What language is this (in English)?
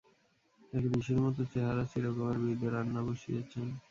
Bangla